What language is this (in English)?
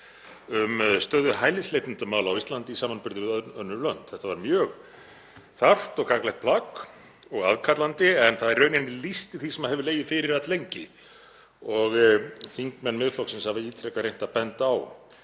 Icelandic